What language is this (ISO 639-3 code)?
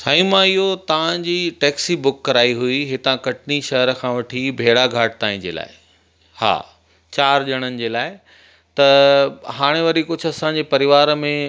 snd